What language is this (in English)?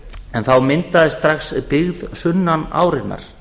Icelandic